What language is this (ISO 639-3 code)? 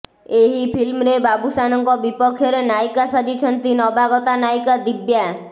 ori